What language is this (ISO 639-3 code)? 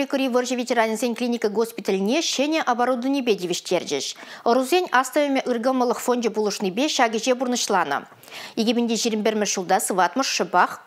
rus